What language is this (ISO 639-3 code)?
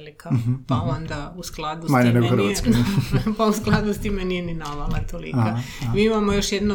hrv